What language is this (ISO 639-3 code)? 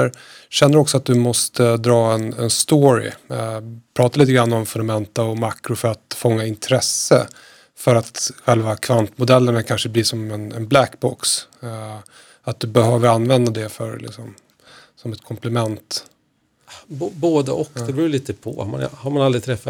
swe